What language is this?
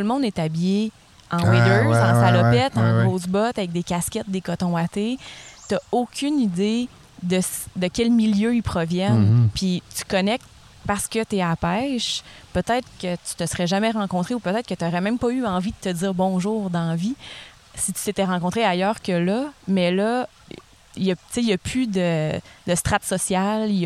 French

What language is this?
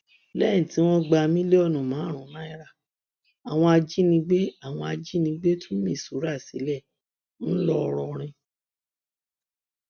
Yoruba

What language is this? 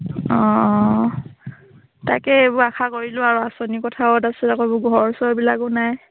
Assamese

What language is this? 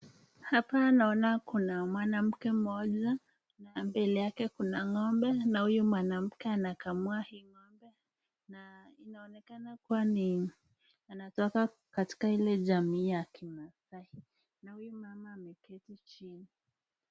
Swahili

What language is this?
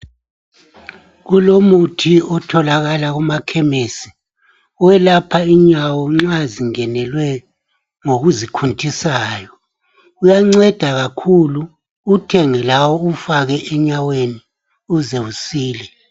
North Ndebele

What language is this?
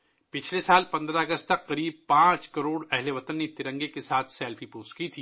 Urdu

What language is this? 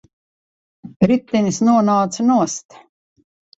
Latvian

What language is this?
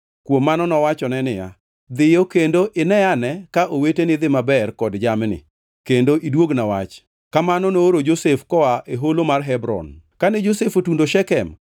Luo (Kenya and Tanzania)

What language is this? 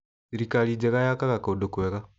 Kikuyu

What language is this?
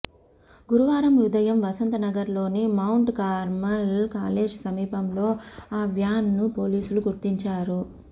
Telugu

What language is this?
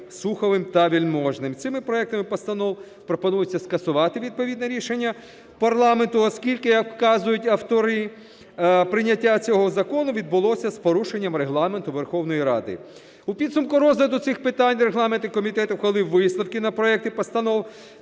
Ukrainian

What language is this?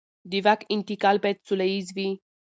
Pashto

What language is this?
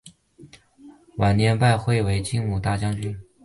Chinese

